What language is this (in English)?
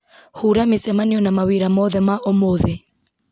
Kikuyu